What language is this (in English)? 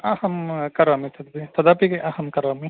Sanskrit